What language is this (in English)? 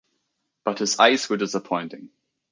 English